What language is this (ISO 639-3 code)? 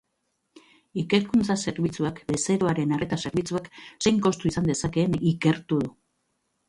eus